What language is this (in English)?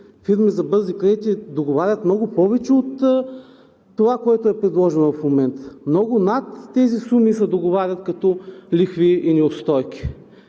Bulgarian